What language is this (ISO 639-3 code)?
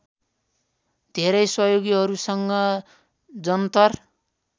nep